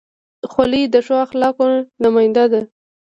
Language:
Pashto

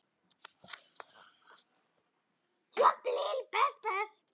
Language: Icelandic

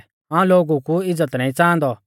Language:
Mahasu Pahari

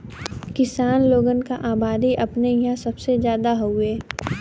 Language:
Bhojpuri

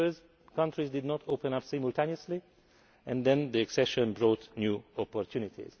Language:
English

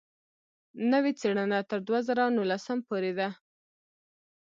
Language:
Pashto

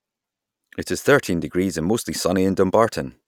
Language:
English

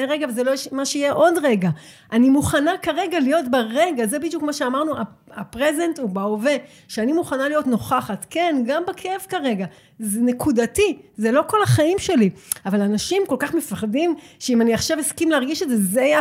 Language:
Hebrew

